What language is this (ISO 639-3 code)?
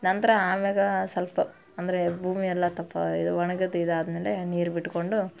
kan